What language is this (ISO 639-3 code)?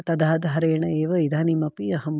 san